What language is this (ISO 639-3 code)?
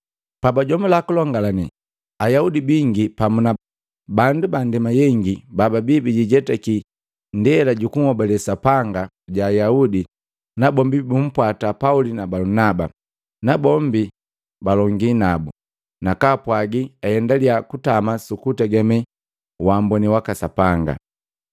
mgv